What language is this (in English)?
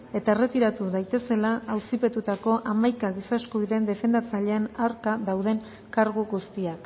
Basque